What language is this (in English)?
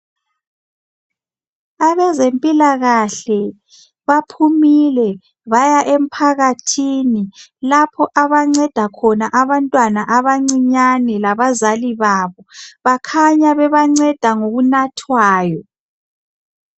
North Ndebele